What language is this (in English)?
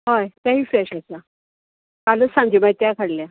Konkani